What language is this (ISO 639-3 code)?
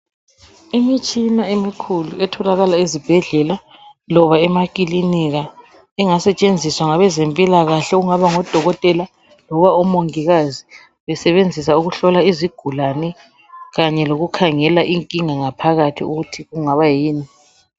nde